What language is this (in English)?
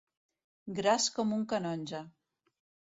Catalan